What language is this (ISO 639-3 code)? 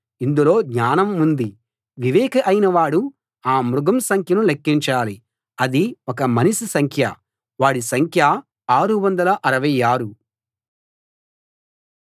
tel